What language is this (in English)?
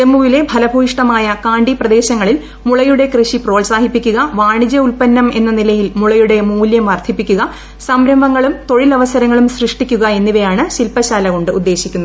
Malayalam